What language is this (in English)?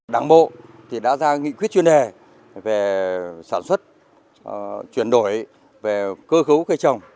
Vietnamese